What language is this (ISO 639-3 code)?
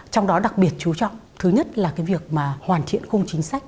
vie